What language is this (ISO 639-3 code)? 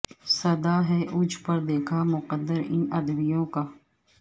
urd